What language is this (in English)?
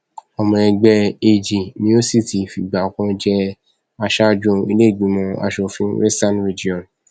Yoruba